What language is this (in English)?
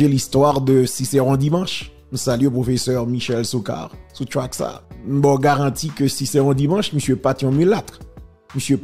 French